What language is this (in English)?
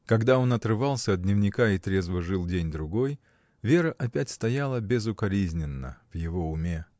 Russian